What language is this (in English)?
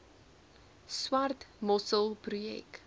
Afrikaans